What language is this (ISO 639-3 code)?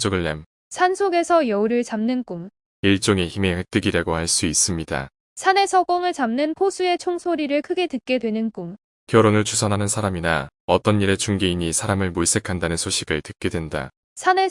kor